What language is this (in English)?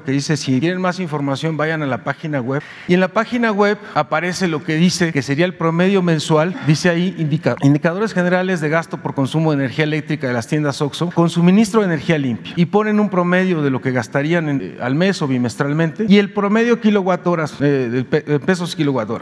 Spanish